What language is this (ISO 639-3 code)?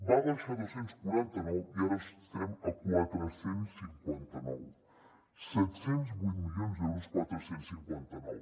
cat